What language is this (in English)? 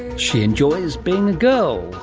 English